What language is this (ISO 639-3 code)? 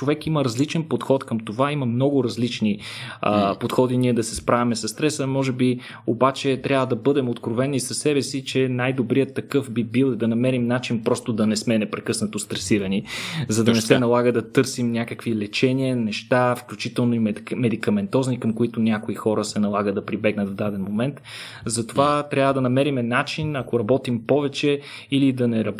bul